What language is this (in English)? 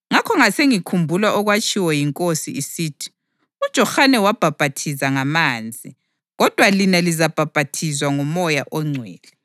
North Ndebele